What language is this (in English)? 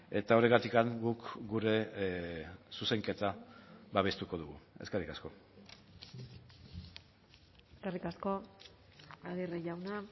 Basque